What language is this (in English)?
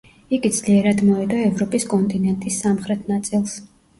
Georgian